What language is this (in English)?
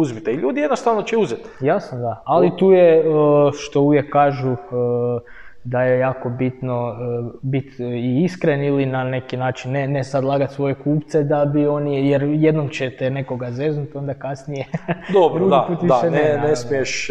Croatian